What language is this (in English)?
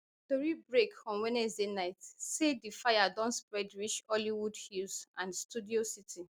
Nigerian Pidgin